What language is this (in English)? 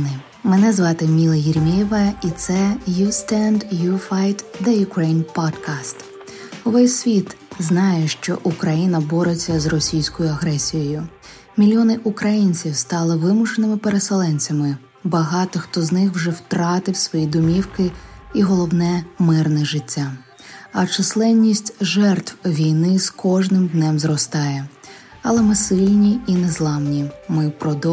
Ukrainian